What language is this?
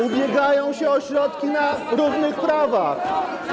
Polish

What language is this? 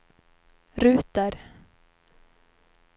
Swedish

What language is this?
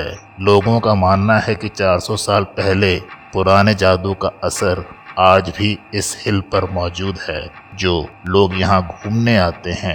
Hindi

